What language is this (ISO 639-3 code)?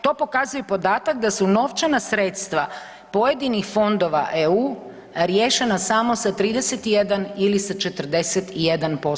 hrv